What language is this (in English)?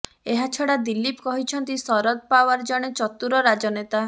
Odia